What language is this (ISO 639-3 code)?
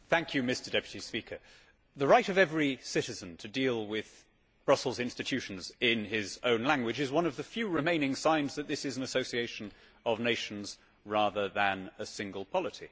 eng